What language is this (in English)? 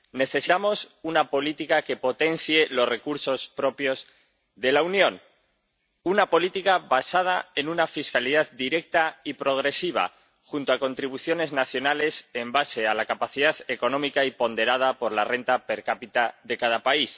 Spanish